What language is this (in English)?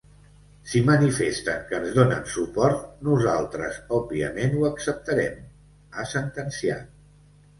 Catalan